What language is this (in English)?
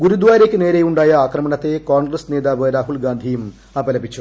Malayalam